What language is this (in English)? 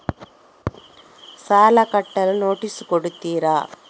Kannada